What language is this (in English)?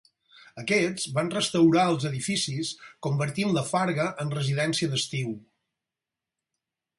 Catalan